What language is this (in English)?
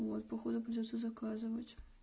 Russian